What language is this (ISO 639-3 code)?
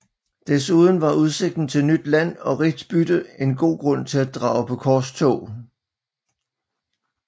dan